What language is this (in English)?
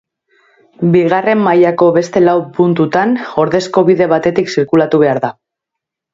Basque